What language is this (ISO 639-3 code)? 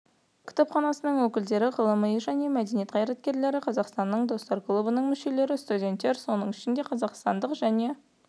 kaz